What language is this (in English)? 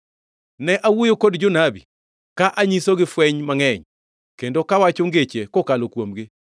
Luo (Kenya and Tanzania)